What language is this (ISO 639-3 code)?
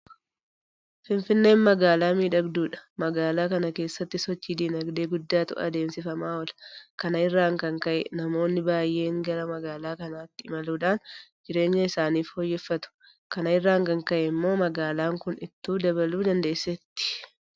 orm